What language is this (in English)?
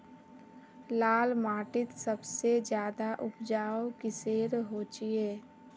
Magahi